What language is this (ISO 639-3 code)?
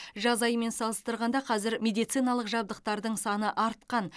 kaz